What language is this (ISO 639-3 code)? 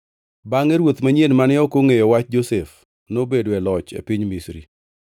luo